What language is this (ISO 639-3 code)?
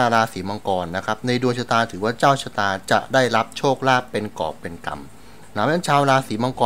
tha